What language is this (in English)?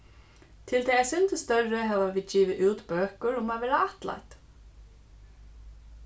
Faroese